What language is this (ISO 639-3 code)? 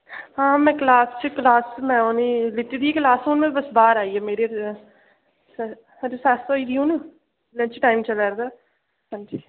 doi